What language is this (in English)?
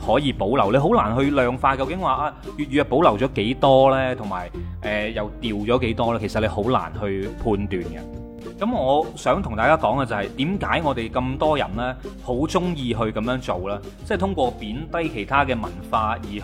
Chinese